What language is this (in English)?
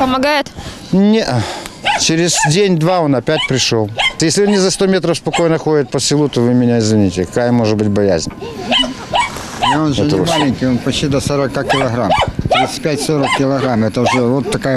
Russian